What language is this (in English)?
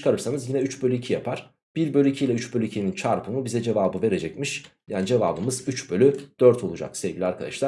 Turkish